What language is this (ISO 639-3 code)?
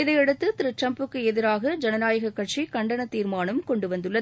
tam